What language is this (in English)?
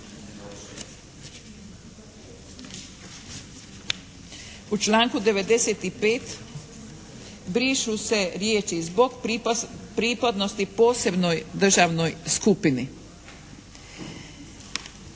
Croatian